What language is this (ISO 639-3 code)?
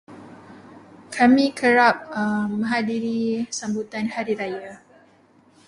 msa